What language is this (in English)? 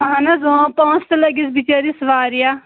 Kashmiri